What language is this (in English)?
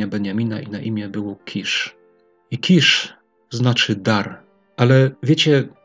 Polish